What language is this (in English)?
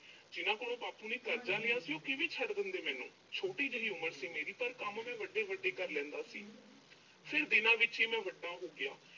Punjabi